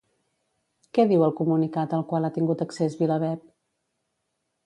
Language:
Catalan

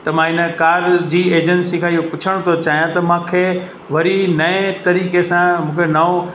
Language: Sindhi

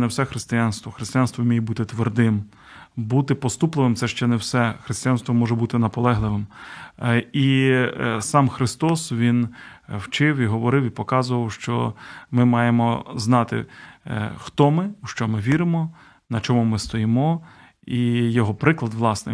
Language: Ukrainian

